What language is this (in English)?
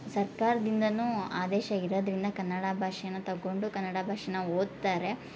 Kannada